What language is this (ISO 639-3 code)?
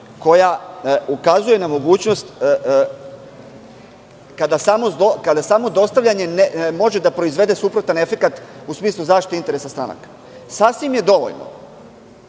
srp